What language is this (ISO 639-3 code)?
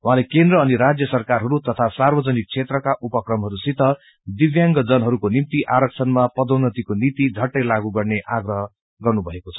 nep